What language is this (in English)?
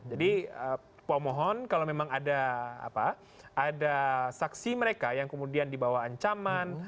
Indonesian